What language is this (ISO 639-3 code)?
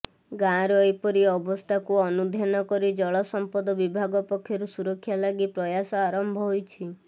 ori